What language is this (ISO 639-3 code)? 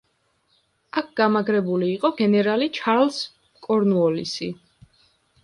kat